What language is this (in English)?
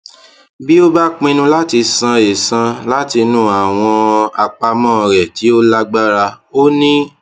Yoruba